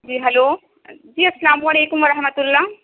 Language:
Urdu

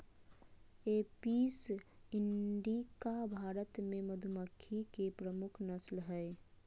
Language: Magahi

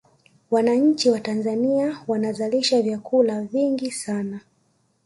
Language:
Swahili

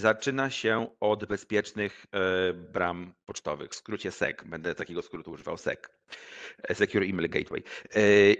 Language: Polish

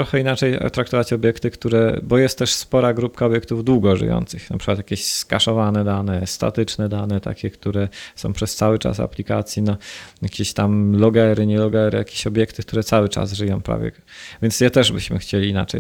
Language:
Polish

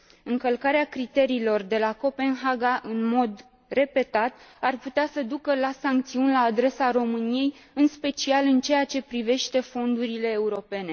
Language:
Romanian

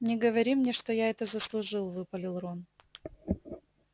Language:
Russian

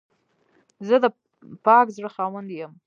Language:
Pashto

